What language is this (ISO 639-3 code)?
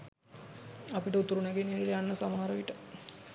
sin